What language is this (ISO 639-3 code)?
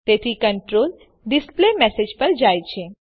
guj